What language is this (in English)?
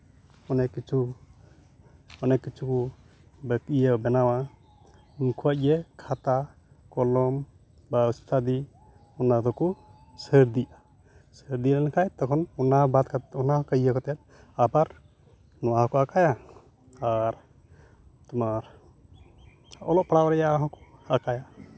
Santali